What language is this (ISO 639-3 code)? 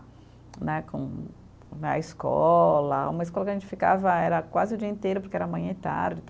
por